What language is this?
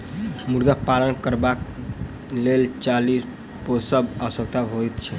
Maithili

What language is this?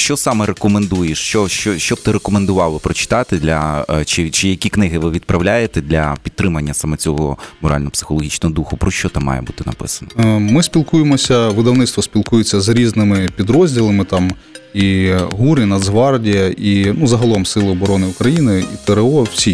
Ukrainian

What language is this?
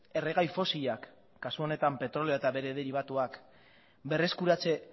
Basque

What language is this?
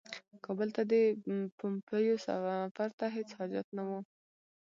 Pashto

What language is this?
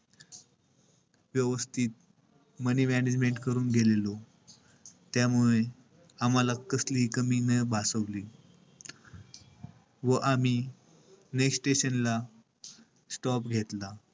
Marathi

